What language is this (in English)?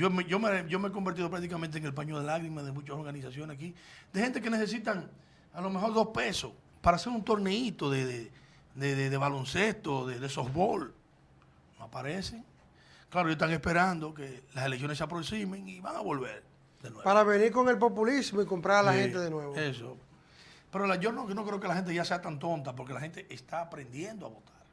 Spanish